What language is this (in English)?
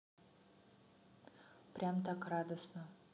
Russian